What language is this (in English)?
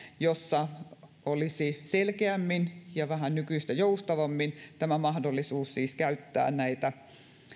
Finnish